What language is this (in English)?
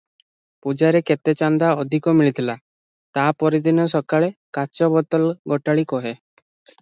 Odia